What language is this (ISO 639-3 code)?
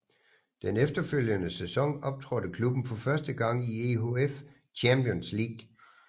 dan